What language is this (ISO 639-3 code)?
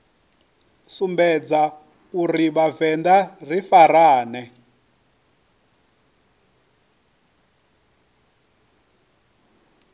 ven